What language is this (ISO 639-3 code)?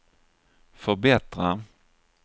swe